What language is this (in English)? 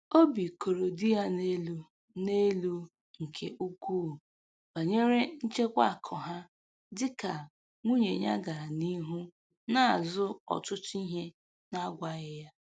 Igbo